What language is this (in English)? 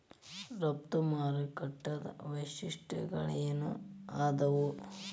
Kannada